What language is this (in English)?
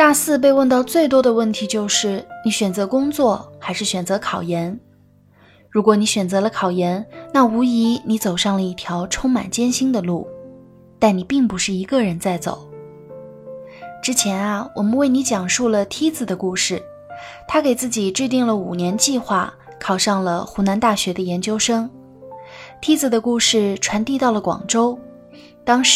Chinese